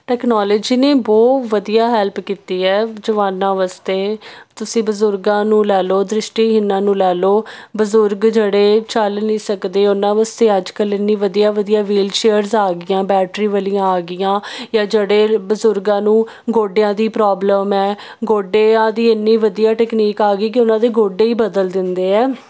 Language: Punjabi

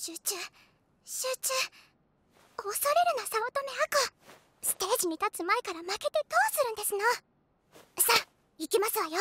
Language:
Japanese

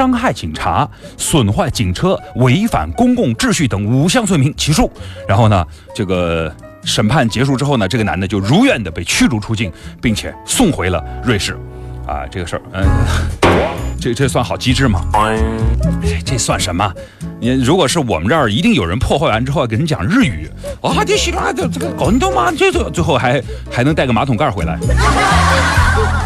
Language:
Chinese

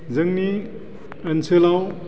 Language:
Bodo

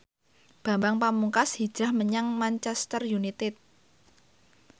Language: Javanese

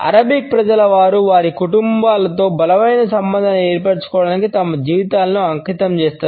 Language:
Telugu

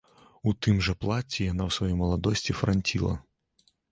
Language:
Belarusian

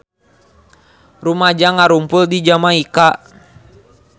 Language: Sundanese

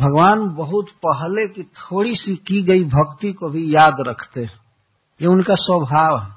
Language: Hindi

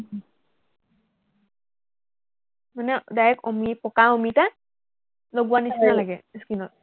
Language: Assamese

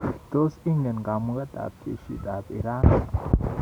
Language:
Kalenjin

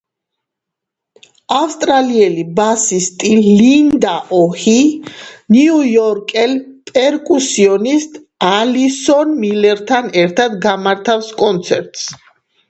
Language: Georgian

